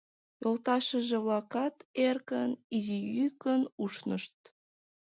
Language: Mari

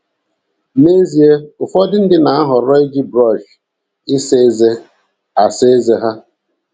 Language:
Igbo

